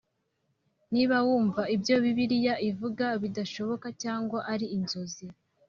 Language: Kinyarwanda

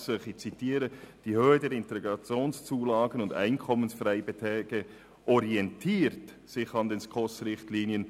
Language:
Swiss German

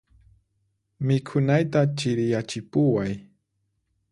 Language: Puno Quechua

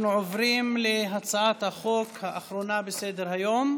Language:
Hebrew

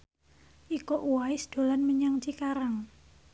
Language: Javanese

